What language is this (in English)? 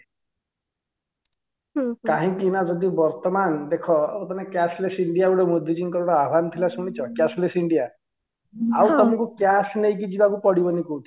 Odia